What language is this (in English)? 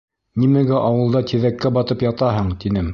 Bashkir